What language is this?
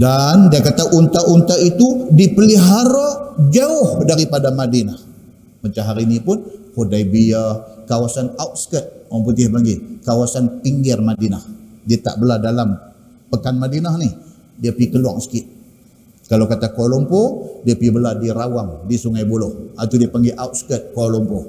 Malay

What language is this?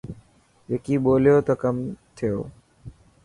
Dhatki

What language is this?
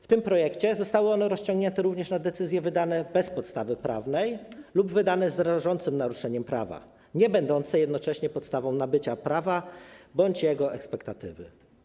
Polish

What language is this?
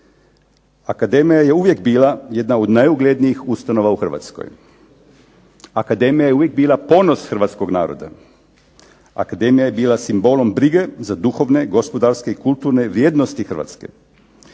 Croatian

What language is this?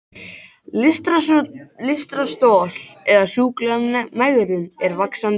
Icelandic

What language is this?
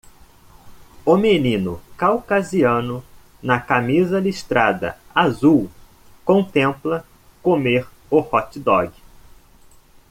Portuguese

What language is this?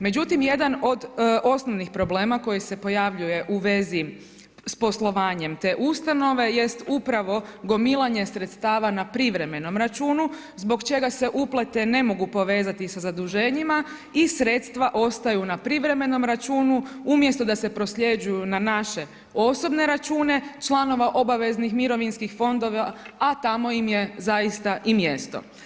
Croatian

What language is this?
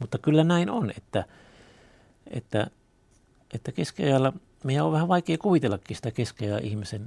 Finnish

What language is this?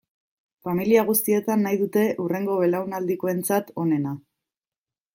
Basque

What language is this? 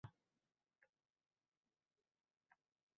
Uzbek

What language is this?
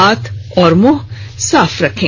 Hindi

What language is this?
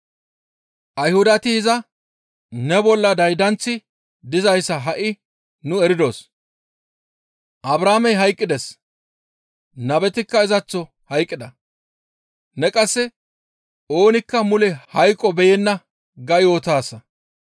Gamo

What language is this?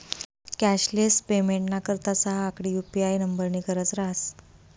Marathi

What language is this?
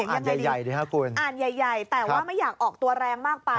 Thai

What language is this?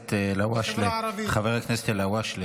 Hebrew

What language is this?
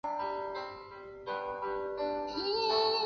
Chinese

